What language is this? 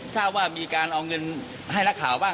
Thai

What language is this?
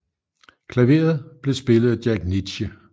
Danish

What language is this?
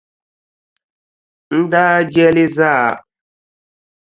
Dagbani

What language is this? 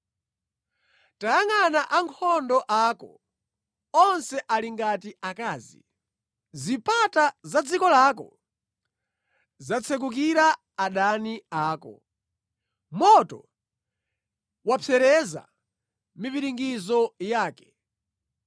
Nyanja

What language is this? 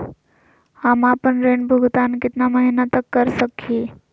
Magahi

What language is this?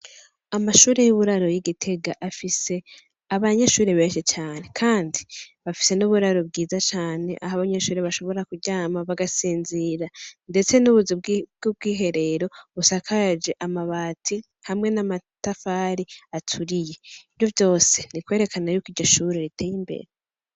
Rundi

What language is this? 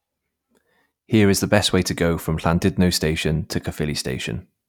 English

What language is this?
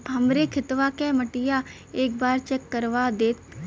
Bhojpuri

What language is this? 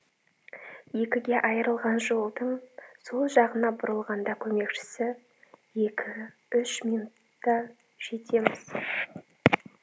Kazakh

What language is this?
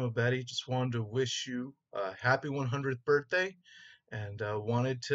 English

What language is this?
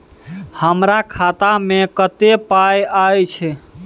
Maithili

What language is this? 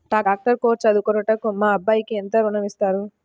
Telugu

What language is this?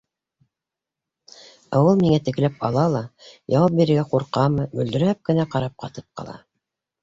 Bashkir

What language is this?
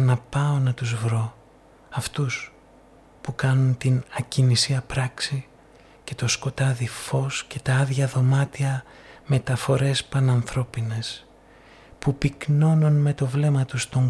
Greek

